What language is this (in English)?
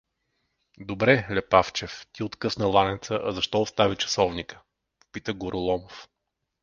Bulgarian